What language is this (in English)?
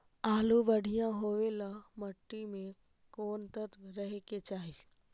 Magahi